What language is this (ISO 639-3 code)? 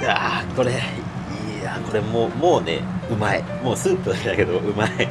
jpn